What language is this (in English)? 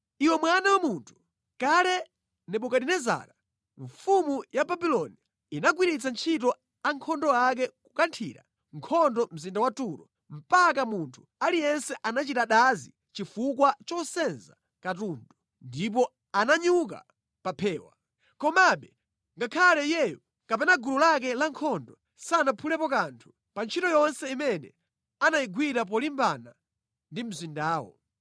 Nyanja